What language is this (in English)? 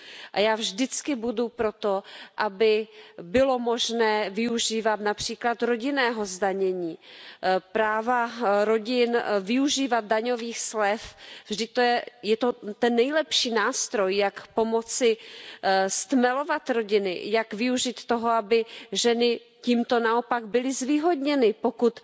Czech